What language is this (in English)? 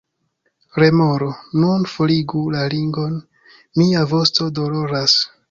Esperanto